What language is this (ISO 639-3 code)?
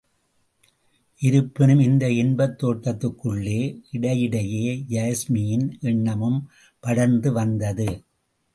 tam